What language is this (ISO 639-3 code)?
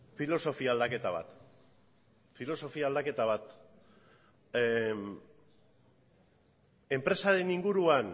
eus